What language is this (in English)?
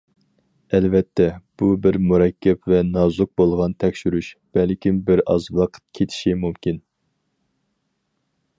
Uyghur